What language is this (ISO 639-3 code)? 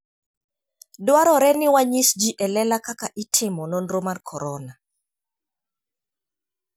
luo